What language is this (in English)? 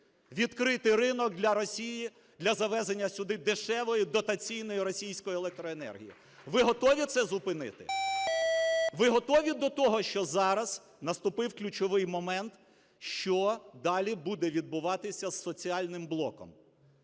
Ukrainian